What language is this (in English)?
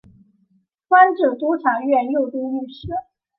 Chinese